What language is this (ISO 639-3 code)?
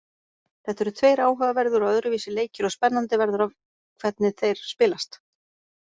isl